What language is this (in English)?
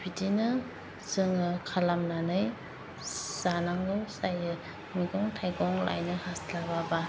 Bodo